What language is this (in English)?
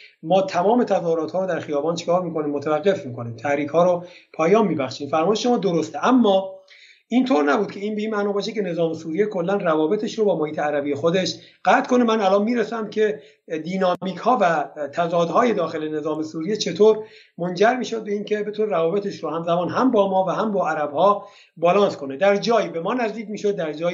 Persian